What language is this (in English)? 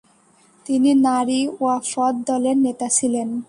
Bangla